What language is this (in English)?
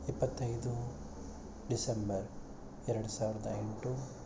Kannada